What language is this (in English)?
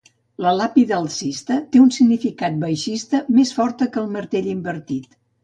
Catalan